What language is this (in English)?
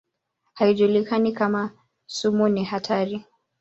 Swahili